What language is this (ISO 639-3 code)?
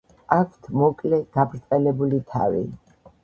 kat